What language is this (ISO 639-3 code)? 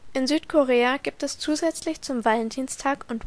deu